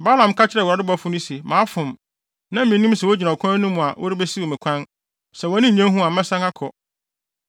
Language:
Akan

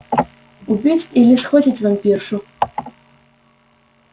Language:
Russian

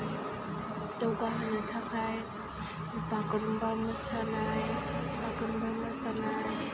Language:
Bodo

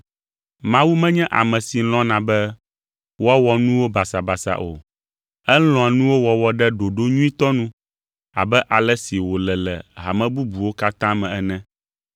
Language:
Ewe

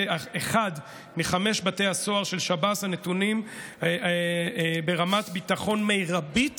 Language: Hebrew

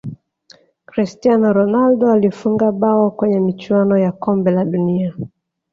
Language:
Swahili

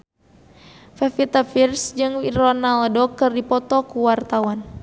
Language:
Sundanese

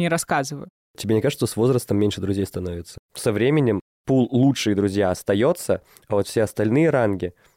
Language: Russian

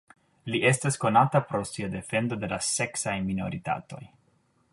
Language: Esperanto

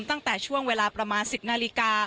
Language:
Thai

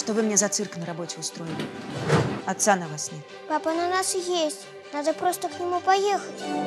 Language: Russian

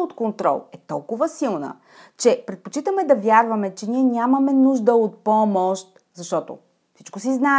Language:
Bulgarian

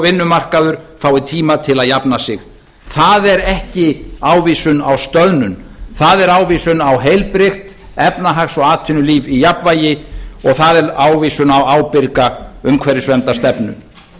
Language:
Icelandic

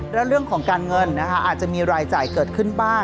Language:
Thai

